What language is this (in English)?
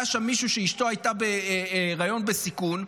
Hebrew